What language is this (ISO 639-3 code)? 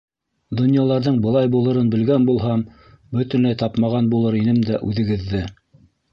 bak